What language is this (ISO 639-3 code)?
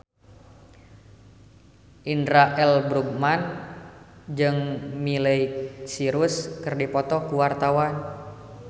sun